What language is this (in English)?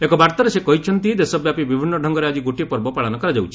Odia